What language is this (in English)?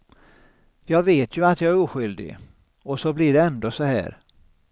Swedish